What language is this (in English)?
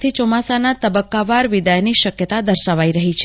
Gujarati